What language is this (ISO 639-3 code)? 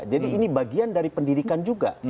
ind